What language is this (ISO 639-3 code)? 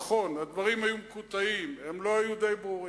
heb